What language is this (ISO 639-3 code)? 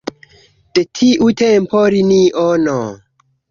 epo